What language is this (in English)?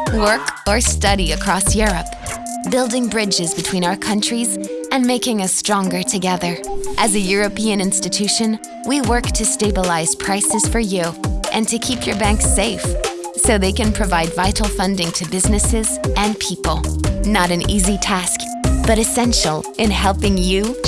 English